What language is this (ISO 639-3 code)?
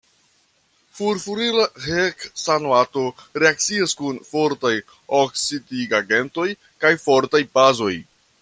epo